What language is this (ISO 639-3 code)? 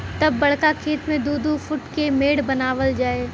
bho